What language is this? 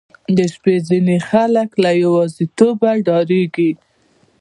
Pashto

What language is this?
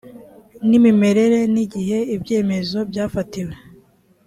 Kinyarwanda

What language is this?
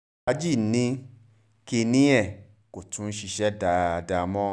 Yoruba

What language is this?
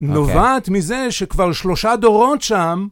Hebrew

